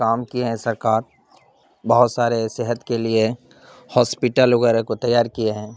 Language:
Urdu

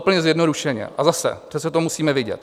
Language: Czech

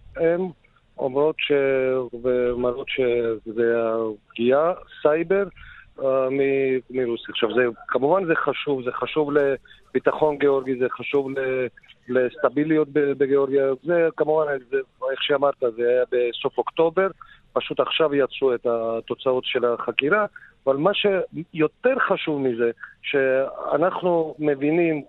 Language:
Hebrew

